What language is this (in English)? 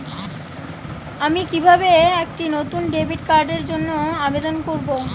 Bangla